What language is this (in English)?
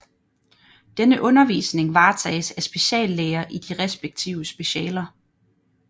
Danish